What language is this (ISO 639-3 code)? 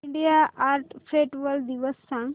mar